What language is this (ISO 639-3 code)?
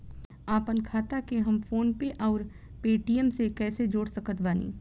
bho